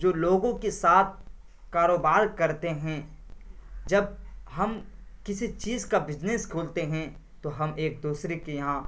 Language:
Urdu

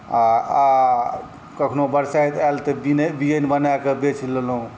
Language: Maithili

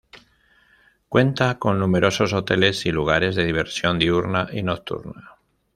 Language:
Spanish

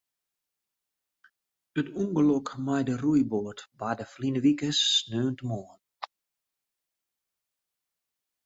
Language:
Western Frisian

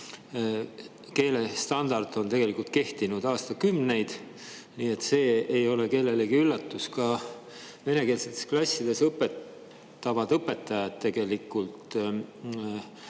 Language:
Estonian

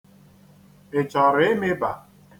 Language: Igbo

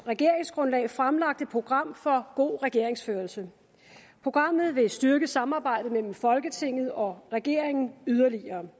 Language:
Danish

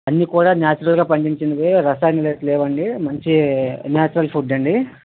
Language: Telugu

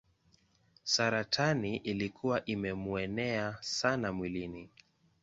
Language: Swahili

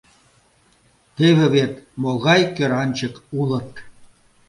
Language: Mari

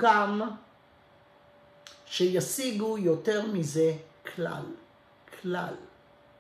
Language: Hebrew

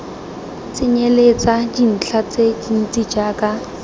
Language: Tswana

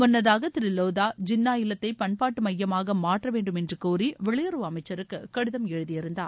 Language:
Tamil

